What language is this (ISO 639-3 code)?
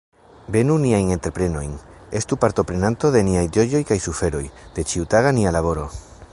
epo